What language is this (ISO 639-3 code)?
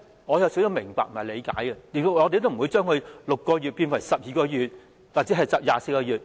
yue